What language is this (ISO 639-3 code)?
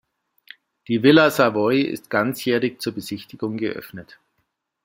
deu